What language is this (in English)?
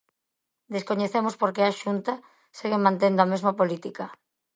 Galician